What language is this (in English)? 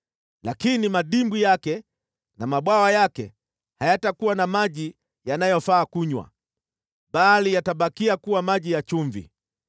Swahili